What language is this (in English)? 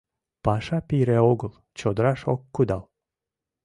Mari